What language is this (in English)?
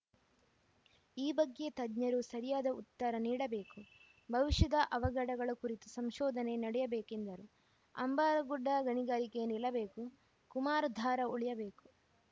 Kannada